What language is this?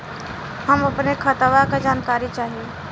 Bhojpuri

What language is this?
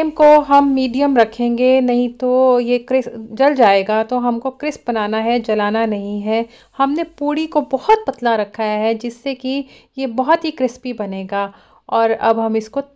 Hindi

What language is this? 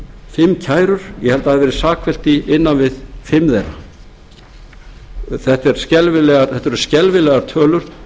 Icelandic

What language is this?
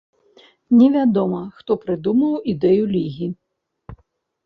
Belarusian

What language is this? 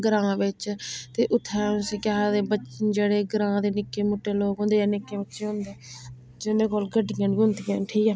Dogri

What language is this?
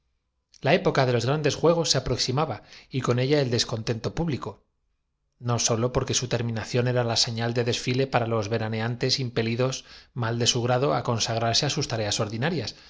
Spanish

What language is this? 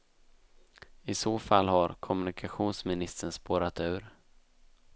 Swedish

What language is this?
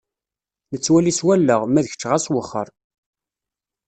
Kabyle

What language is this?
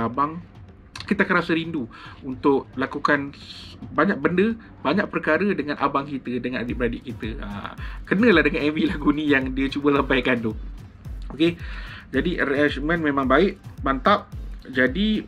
Malay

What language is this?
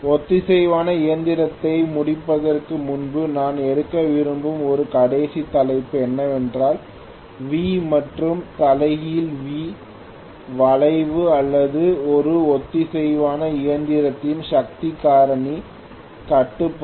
Tamil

